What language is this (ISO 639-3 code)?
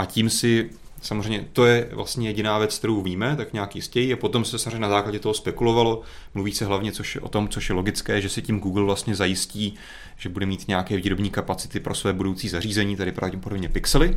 ces